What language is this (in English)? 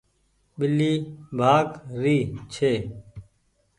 Goaria